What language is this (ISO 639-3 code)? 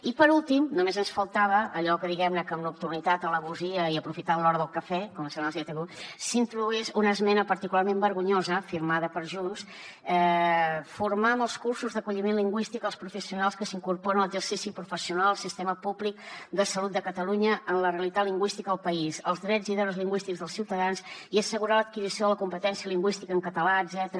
cat